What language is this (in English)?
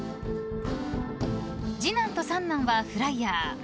Japanese